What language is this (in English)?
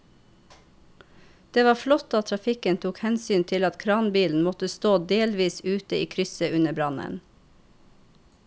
Norwegian